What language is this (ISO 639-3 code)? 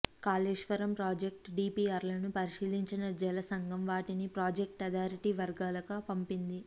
tel